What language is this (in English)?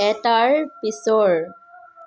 Assamese